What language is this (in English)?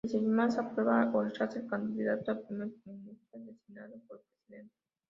Spanish